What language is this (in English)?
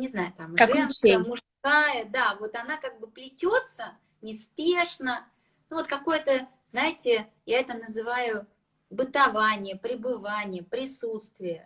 Russian